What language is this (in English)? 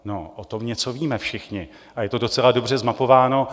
Czech